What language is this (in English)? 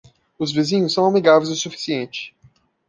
Portuguese